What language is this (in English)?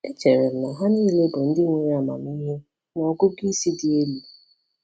Igbo